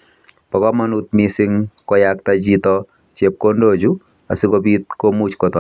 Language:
Kalenjin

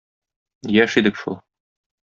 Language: Tatar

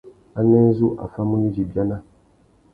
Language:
Tuki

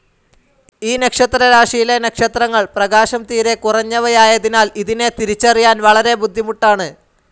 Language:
Malayalam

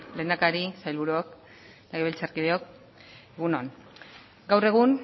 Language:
Basque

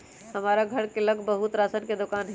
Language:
Magahi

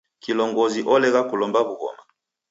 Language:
Taita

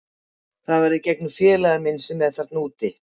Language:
Icelandic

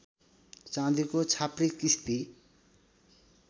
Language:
Nepali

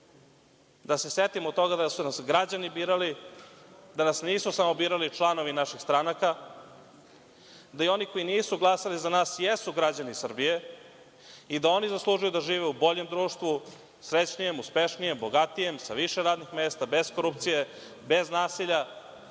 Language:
Serbian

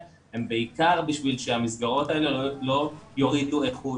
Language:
Hebrew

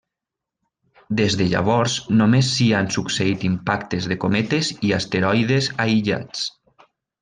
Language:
Catalan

